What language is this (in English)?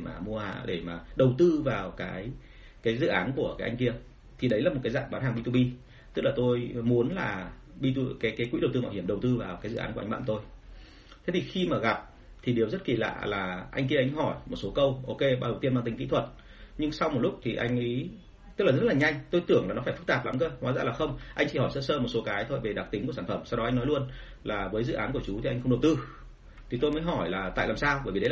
Vietnamese